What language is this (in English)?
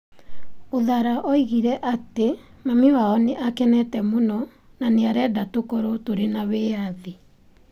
Kikuyu